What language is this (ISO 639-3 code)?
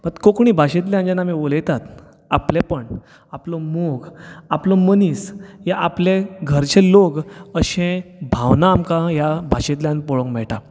kok